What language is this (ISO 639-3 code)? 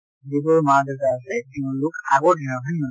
asm